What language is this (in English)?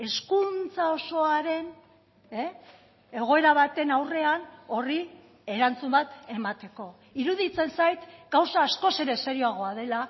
Basque